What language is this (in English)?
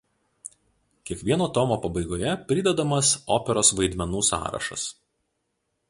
Lithuanian